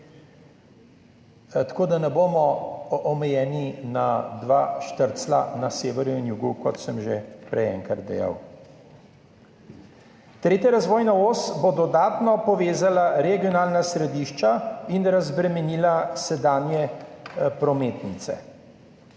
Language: Slovenian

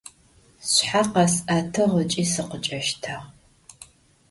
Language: Adyghe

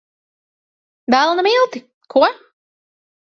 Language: Latvian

